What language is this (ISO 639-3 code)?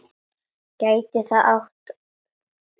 isl